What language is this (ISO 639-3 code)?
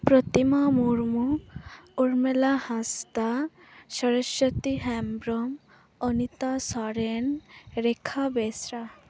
sat